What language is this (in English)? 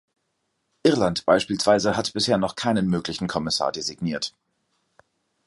German